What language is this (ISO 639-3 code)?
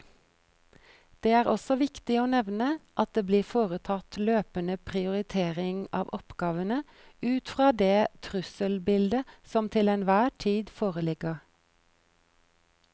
nor